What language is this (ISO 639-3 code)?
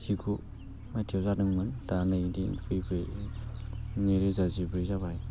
brx